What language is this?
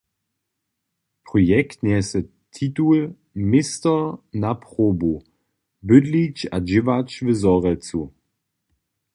Upper Sorbian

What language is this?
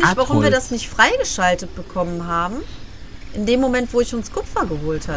German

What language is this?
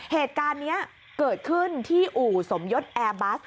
Thai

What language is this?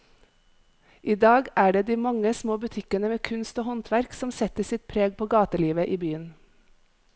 Norwegian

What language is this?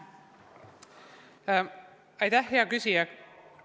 Estonian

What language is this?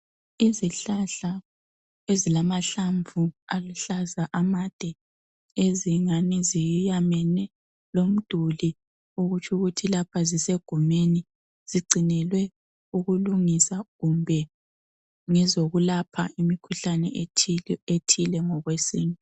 North Ndebele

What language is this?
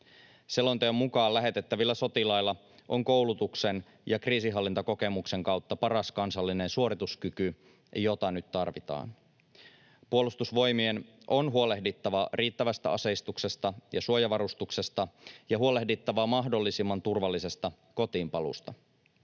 Finnish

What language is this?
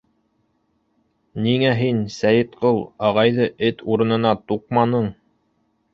Bashkir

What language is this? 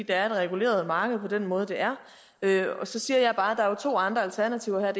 Danish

